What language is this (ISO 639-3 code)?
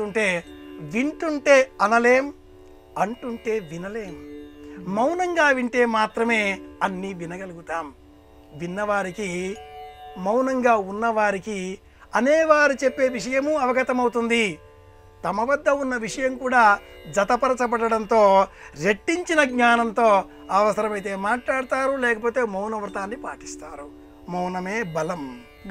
tel